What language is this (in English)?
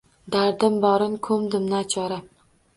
Uzbek